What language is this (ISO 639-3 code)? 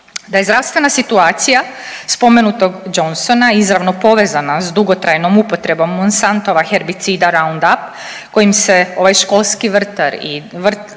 hrv